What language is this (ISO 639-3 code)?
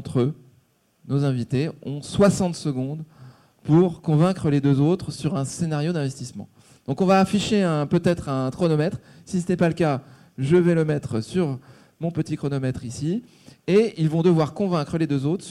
fra